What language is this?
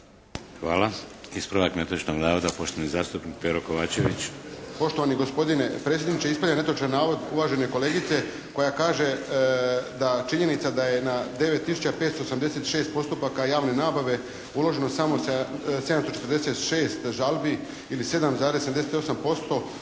Croatian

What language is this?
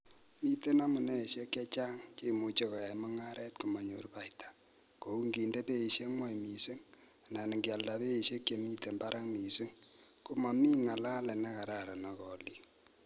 Kalenjin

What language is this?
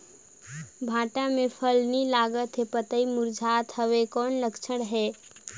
Chhattisgarhi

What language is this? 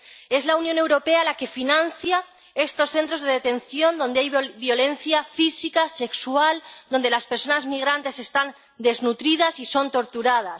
Spanish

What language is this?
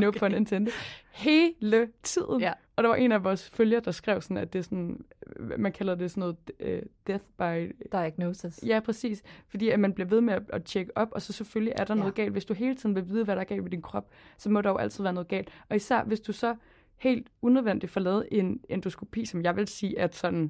Danish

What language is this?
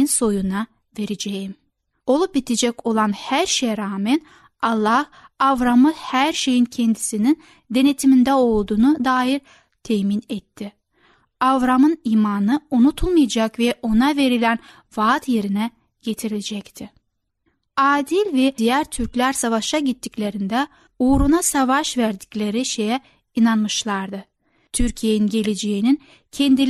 Turkish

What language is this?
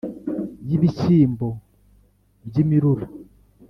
Kinyarwanda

